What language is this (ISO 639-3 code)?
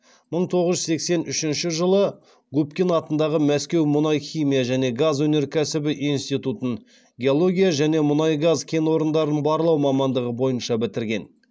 kaz